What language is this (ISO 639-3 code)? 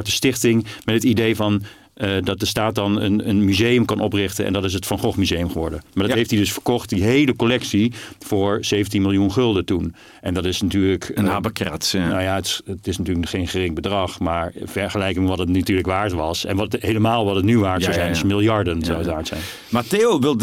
nld